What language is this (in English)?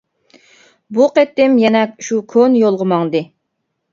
Uyghur